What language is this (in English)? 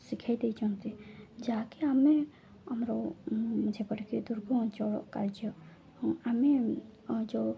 Odia